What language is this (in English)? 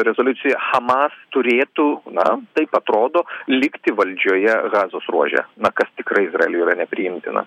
Lithuanian